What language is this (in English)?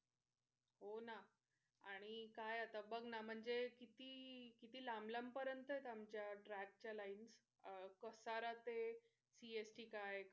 Marathi